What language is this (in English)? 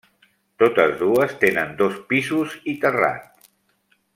Catalan